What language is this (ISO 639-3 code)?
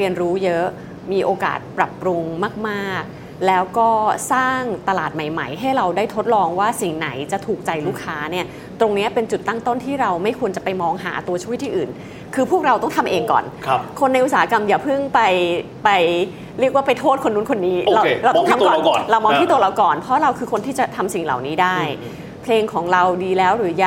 tha